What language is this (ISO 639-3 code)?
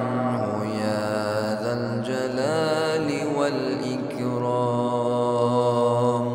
ara